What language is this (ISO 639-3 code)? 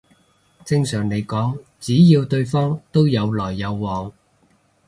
yue